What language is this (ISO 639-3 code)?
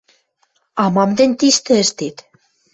mrj